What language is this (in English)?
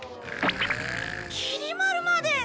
Japanese